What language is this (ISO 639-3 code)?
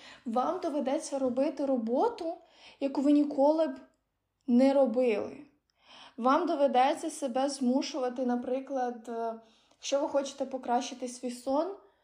ukr